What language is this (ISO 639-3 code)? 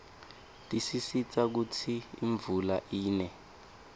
ssw